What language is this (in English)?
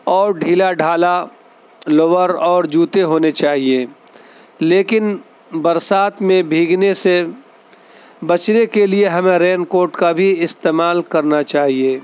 Urdu